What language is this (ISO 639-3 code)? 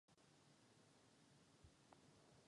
ces